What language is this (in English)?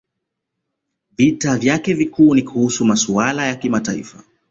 Swahili